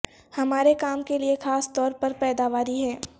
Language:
Urdu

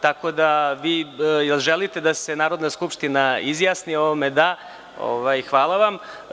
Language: Serbian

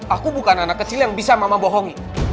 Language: Indonesian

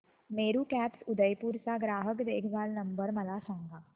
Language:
Marathi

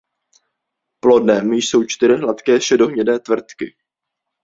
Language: Czech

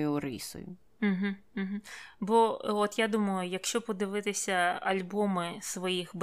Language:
Ukrainian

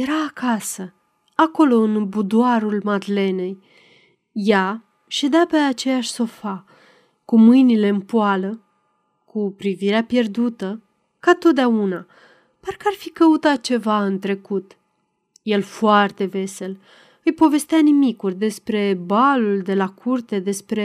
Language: Romanian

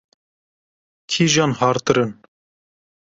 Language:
Kurdish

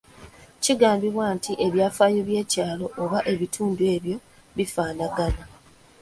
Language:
Ganda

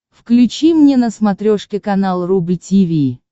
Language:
Russian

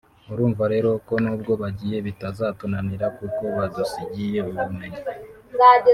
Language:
Kinyarwanda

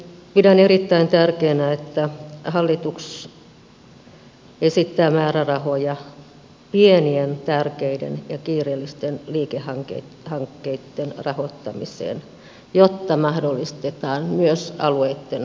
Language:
Finnish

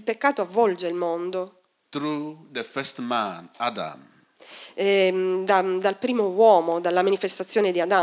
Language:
Italian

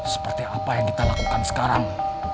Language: Indonesian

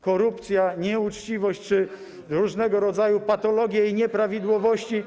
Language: Polish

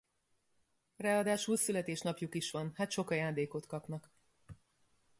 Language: Hungarian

